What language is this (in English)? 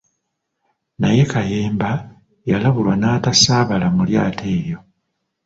Ganda